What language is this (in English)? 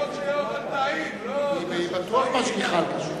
Hebrew